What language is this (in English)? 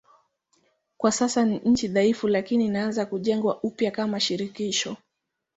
Swahili